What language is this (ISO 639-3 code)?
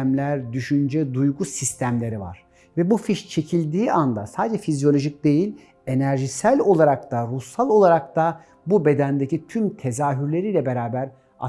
tur